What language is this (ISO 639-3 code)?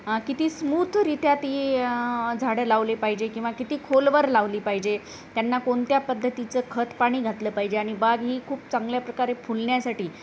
mar